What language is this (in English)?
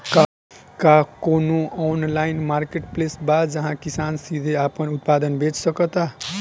Bhojpuri